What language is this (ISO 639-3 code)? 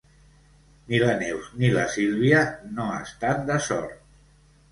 cat